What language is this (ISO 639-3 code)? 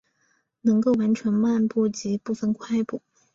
zho